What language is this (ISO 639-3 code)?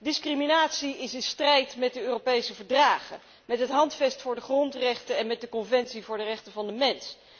nld